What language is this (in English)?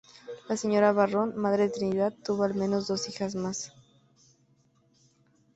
Spanish